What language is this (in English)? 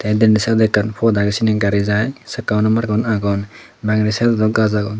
Chakma